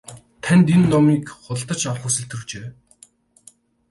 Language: Mongolian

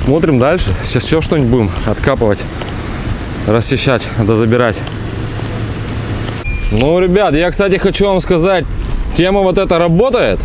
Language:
Russian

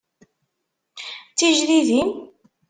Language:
Kabyle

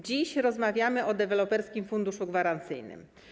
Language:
Polish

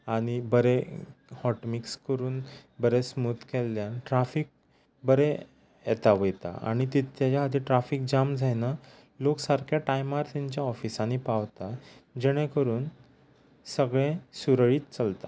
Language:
Konkani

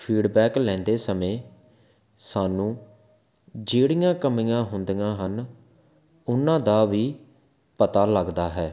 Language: Punjabi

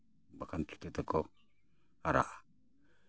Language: Santali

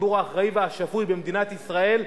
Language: Hebrew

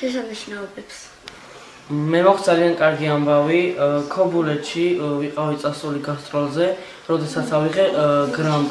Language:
Romanian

